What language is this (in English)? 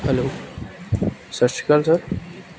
Punjabi